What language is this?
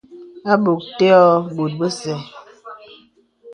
Bebele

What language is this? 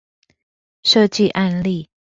Chinese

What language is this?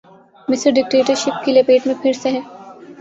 Urdu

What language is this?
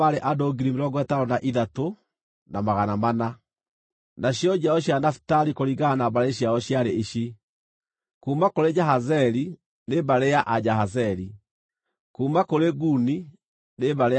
Kikuyu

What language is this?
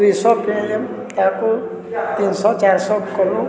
Odia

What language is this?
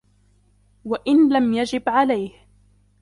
Arabic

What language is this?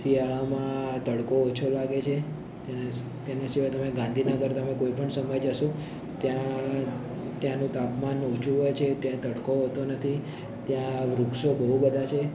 Gujarati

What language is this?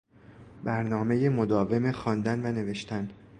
Persian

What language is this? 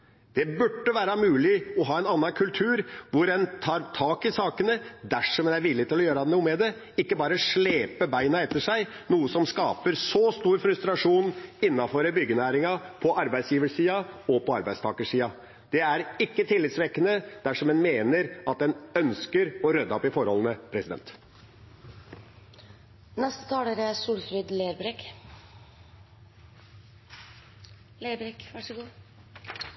Norwegian Nynorsk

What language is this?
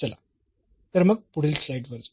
Marathi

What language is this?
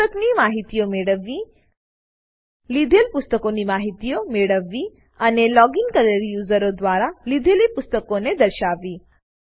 Gujarati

